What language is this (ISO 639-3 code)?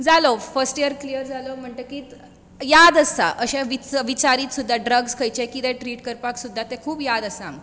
kok